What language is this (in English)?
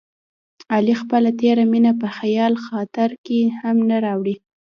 Pashto